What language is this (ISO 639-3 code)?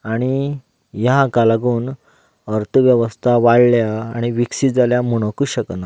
kok